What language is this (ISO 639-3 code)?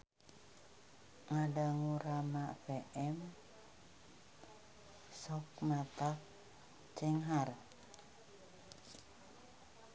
sun